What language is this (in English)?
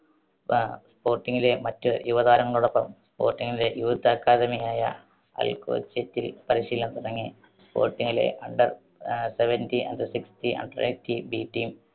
Malayalam